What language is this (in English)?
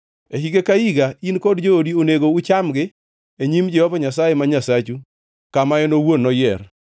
Luo (Kenya and Tanzania)